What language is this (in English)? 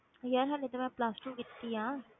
Punjabi